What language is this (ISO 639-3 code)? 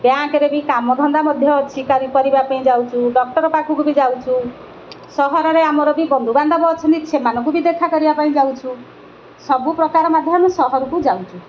ori